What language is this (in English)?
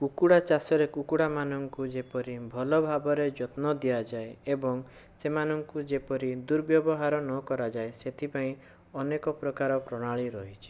Odia